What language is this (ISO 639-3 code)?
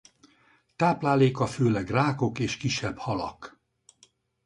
hun